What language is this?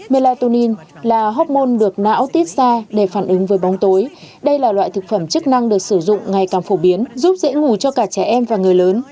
Vietnamese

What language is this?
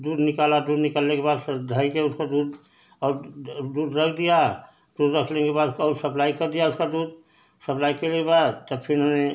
Hindi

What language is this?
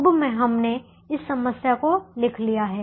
Hindi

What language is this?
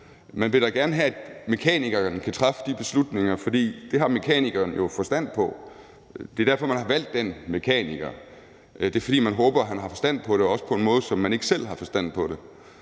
Danish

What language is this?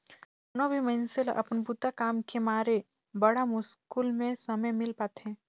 Chhattisgarhi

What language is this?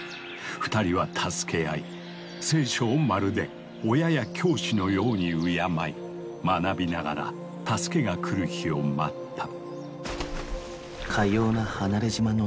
Japanese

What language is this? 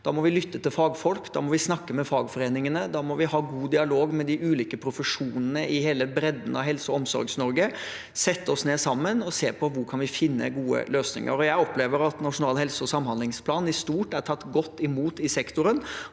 Norwegian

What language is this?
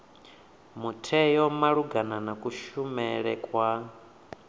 Venda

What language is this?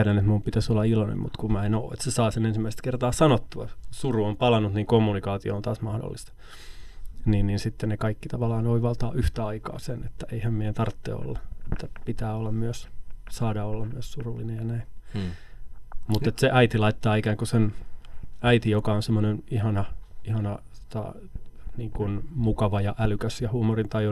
Finnish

